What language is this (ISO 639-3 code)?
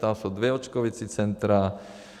ces